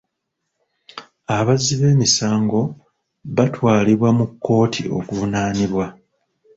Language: Ganda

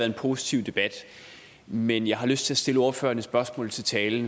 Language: Danish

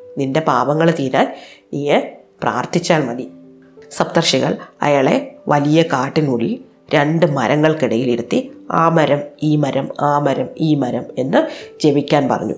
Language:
Malayalam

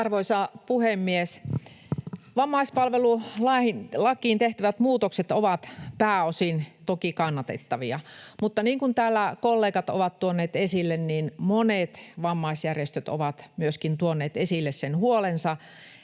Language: Finnish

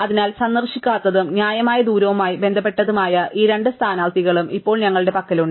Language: Malayalam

